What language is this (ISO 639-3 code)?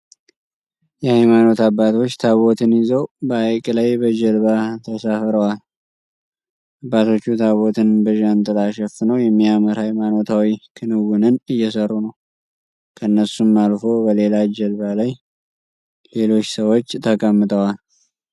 amh